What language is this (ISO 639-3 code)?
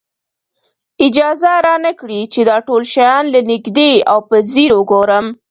pus